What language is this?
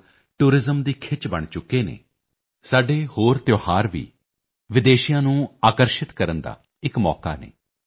Punjabi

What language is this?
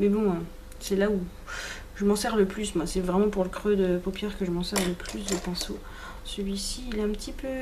French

